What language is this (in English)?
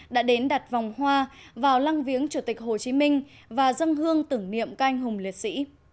Vietnamese